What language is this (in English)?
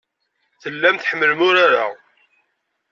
Kabyle